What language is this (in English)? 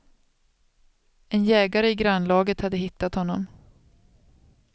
Swedish